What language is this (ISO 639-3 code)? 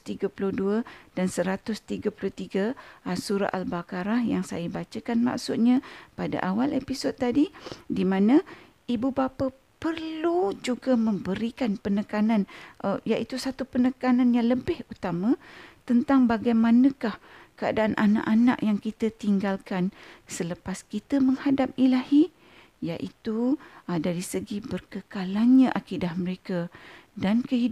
msa